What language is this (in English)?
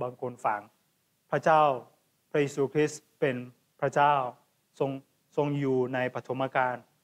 Thai